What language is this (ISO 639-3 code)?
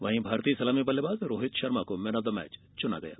hin